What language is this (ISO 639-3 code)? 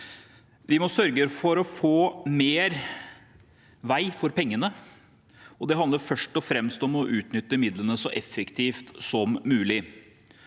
nor